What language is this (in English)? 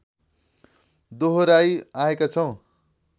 Nepali